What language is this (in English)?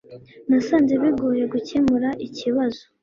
Kinyarwanda